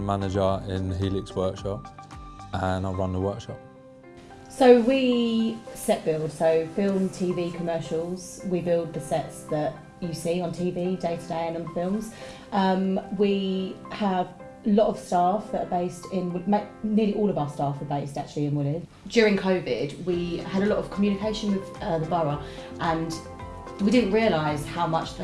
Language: English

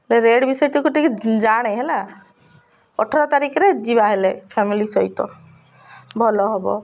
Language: Odia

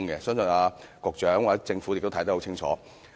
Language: Cantonese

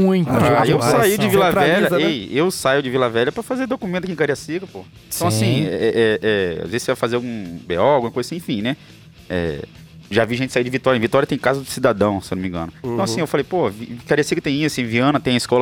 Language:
Portuguese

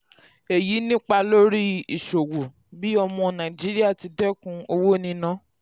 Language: Yoruba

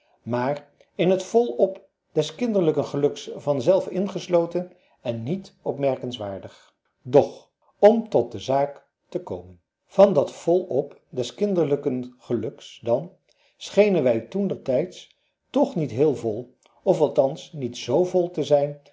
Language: Dutch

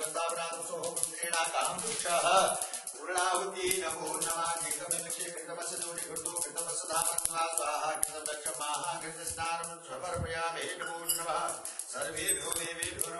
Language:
Arabic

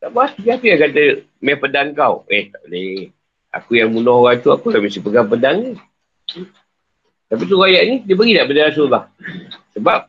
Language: Malay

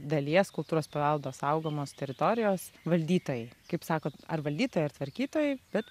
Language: Lithuanian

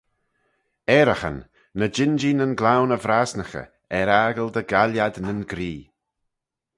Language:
Manx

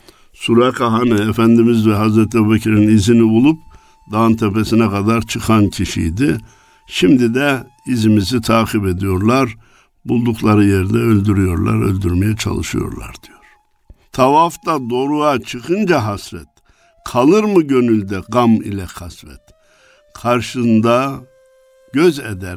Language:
Turkish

